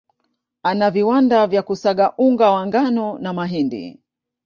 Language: Swahili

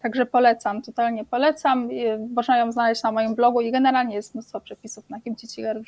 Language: Polish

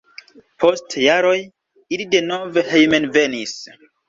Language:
Esperanto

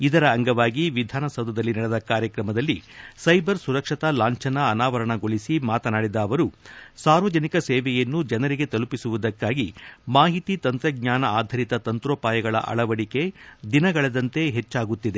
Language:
Kannada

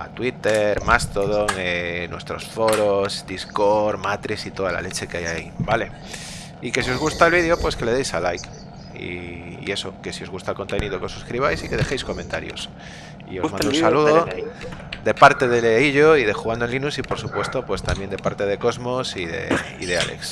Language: Spanish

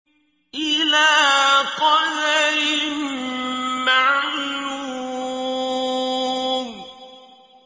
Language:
Arabic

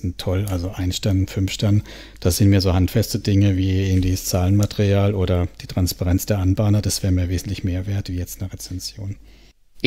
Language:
German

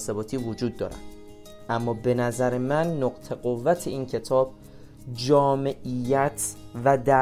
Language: Persian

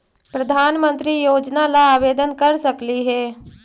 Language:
Magahi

